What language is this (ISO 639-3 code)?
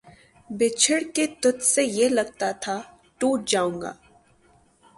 urd